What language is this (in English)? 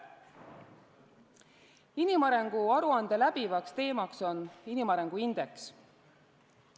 Estonian